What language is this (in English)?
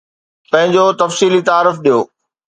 Sindhi